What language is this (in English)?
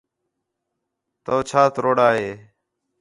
Khetrani